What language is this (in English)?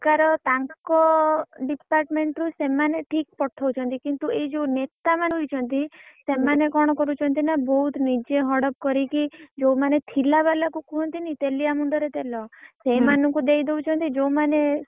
Odia